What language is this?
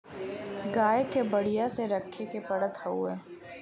Bhojpuri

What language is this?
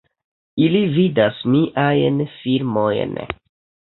Esperanto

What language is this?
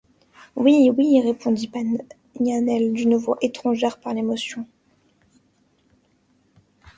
French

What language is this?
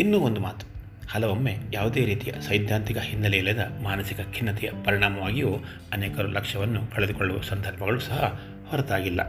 Kannada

